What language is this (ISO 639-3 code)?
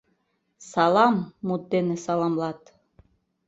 chm